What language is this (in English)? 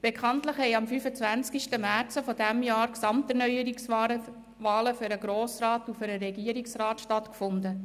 Swiss German